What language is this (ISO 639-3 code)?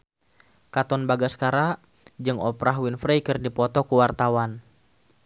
sun